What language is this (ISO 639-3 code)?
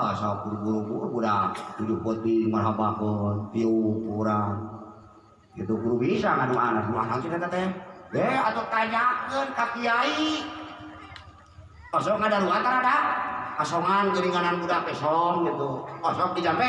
ind